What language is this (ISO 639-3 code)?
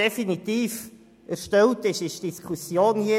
gsw